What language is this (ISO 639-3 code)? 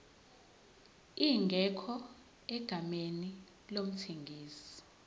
zul